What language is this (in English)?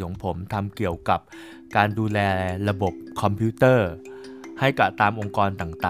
Thai